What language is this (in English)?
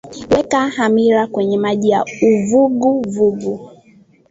Swahili